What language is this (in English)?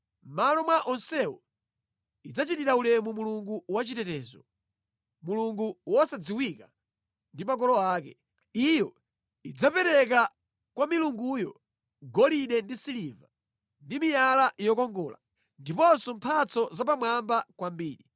Nyanja